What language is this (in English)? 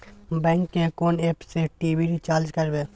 Maithili